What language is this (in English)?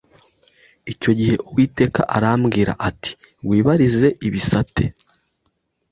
Kinyarwanda